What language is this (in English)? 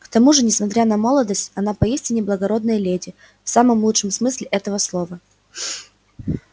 Russian